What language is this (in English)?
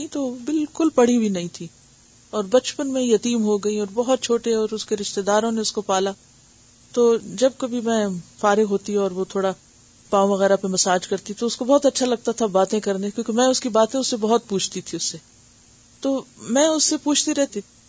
Urdu